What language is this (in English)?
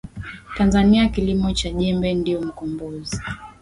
Swahili